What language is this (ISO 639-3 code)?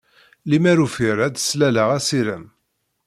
kab